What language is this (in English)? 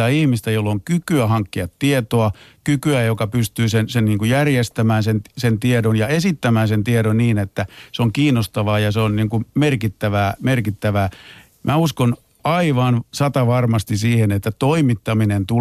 Finnish